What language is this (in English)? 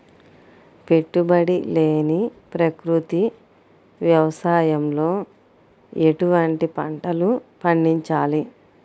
Telugu